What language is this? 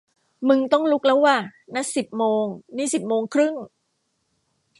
Thai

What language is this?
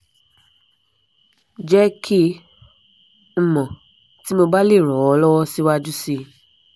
Yoruba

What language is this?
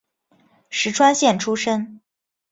Chinese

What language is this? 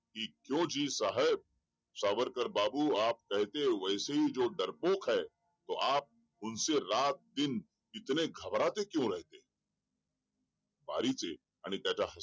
Marathi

